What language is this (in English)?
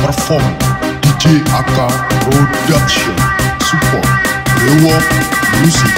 Indonesian